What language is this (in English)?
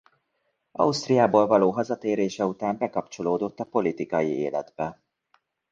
Hungarian